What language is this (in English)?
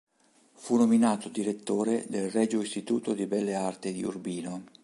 Italian